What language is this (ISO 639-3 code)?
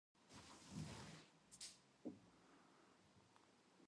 kaz